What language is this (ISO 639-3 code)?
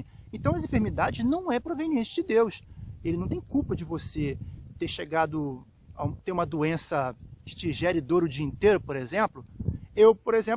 por